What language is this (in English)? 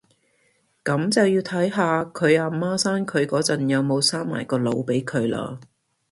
Cantonese